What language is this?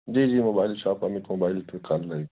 Urdu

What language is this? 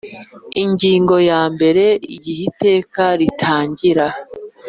Kinyarwanda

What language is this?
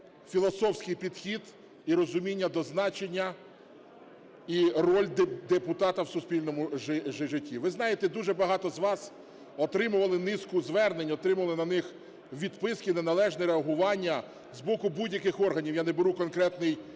Ukrainian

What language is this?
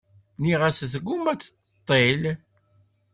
Kabyle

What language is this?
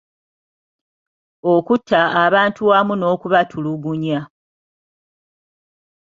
Ganda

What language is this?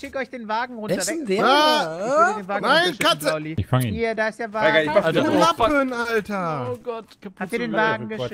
German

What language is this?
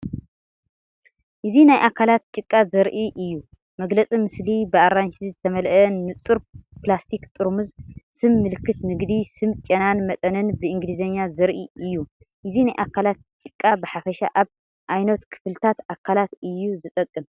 Tigrinya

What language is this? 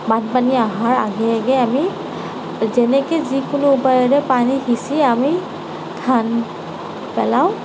Assamese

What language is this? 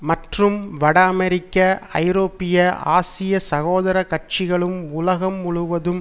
Tamil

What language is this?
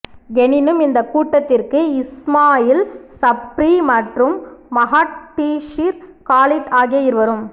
Tamil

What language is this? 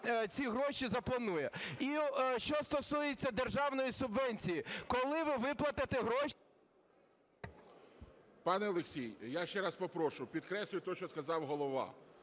Ukrainian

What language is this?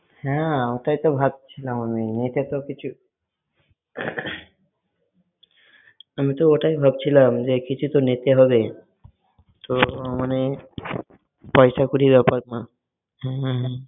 Bangla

